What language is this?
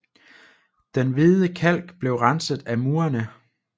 Danish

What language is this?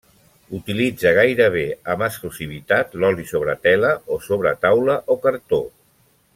Catalan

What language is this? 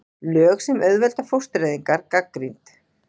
Icelandic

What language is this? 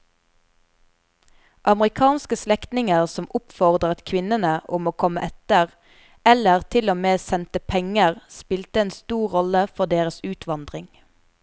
Norwegian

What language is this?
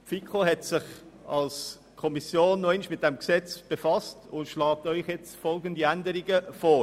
Swiss German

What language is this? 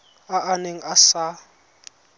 Tswana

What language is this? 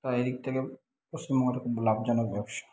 Bangla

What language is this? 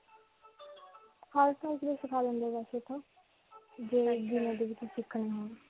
Punjabi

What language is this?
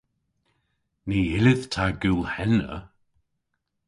Cornish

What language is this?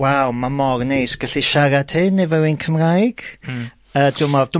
Welsh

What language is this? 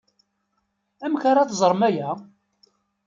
Kabyle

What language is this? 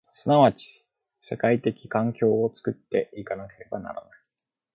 Japanese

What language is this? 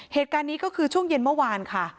Thai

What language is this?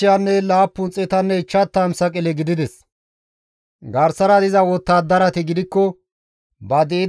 Gamo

